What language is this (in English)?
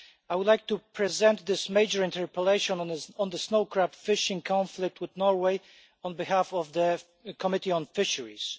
English